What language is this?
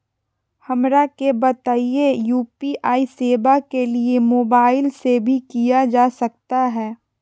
Magahi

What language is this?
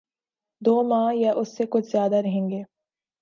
Urdu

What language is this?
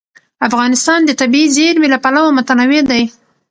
Pashto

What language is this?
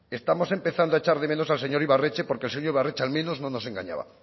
Spanish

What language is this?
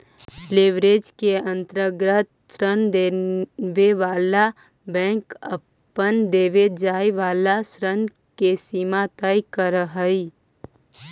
Magahi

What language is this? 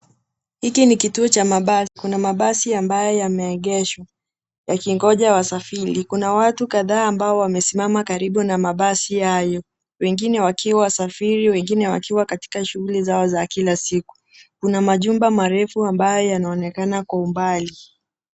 Swahili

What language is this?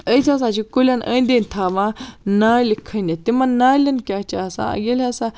Kashmiri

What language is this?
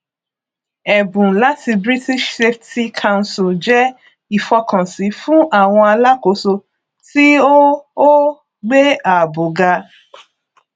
Yoruba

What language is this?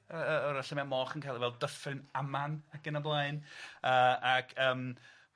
Welsh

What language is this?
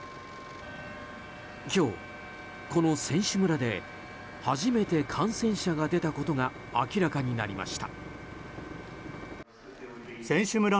Japanese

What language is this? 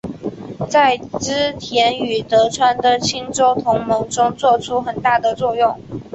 Chinese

